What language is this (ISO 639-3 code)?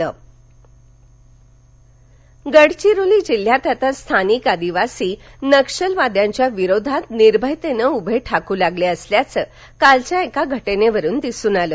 mar